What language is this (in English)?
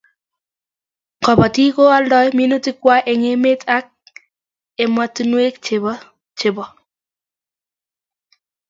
Kalenjin